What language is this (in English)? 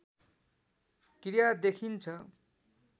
Nepali